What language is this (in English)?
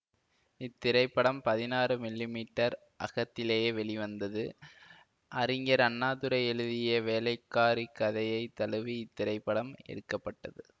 Tamil